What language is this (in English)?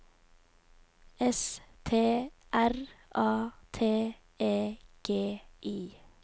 Norwegian